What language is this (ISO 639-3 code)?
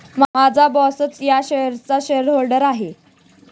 mar